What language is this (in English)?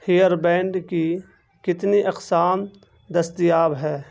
Urdu